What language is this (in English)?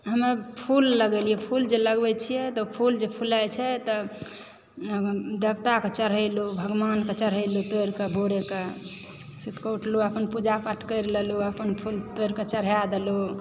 Maithili